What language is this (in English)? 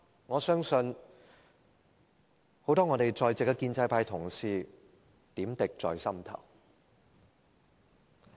Cantonese